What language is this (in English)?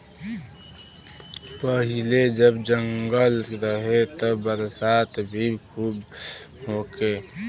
Bhojpuri